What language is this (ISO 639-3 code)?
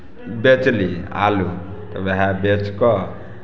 mai